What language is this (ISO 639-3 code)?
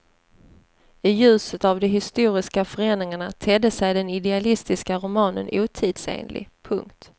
swe